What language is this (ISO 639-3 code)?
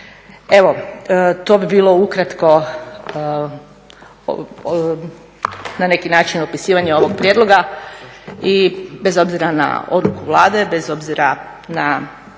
hrv